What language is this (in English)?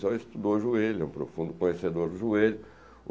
Portuguese